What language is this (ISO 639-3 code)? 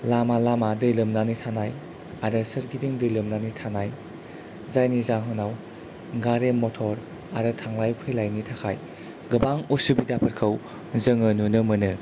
brx